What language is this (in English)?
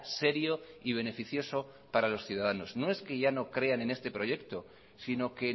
Spanish